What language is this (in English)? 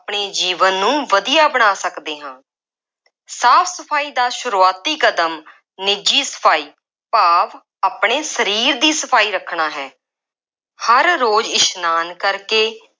Punjabi